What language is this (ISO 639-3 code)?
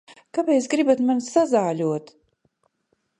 lav